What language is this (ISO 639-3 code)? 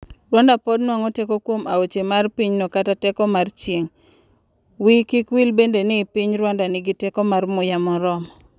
luo